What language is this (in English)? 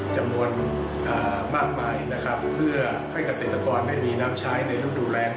Thai